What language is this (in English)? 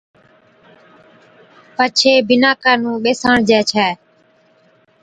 Od